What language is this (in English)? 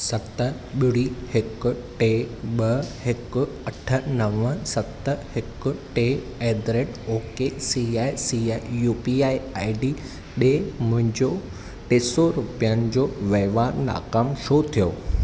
Sindhi